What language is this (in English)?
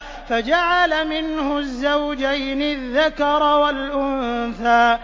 Arabic